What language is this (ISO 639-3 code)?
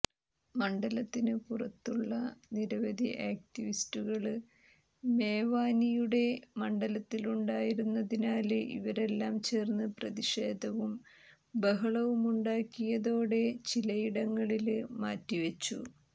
mal